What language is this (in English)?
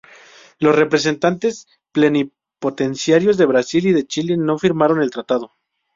Spanish